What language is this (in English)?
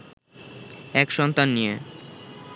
Bangla